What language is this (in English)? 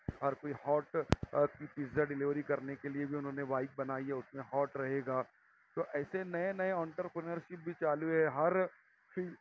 Urdu